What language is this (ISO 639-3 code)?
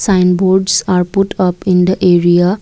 eng